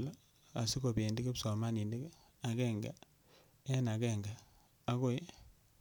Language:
Kalenjin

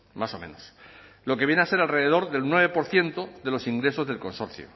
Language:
Spanish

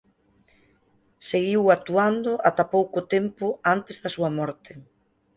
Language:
Galician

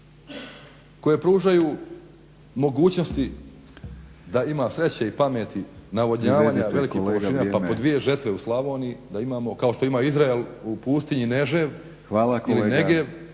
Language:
Croatian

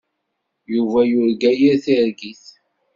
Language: Kabyle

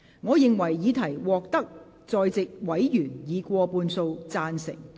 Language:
Cantonese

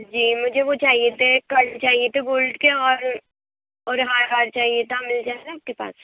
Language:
Urdu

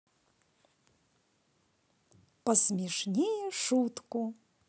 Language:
Russian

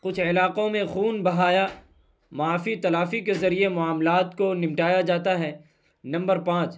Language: Urdu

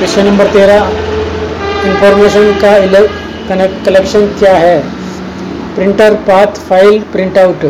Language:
Hindi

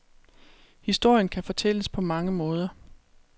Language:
Danish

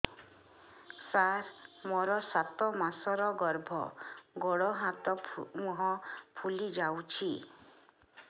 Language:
Odia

